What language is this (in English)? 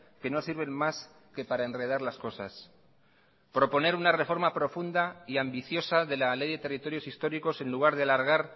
Spanish